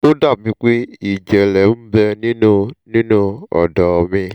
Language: Yoruba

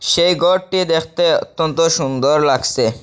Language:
Bangla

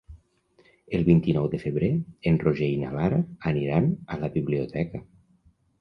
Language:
Catalan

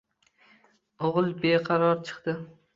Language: Uzbek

